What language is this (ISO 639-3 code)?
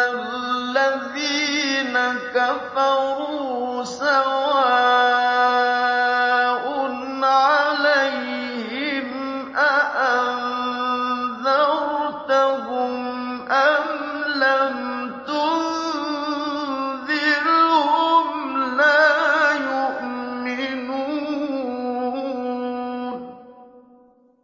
ara